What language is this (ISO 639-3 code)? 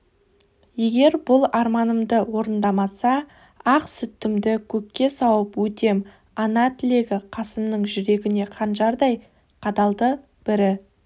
kaz